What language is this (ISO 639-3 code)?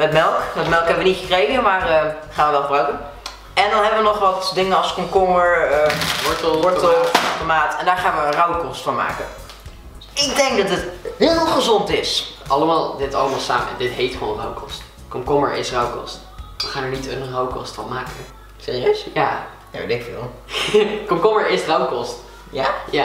nld